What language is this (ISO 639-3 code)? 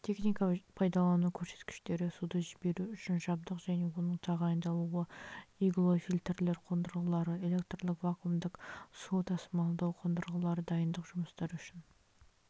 kaz